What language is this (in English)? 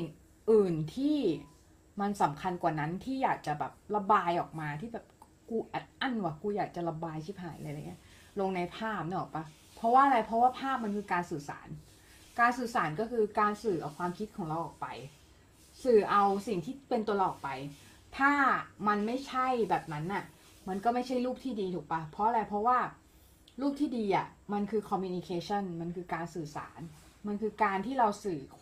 Thai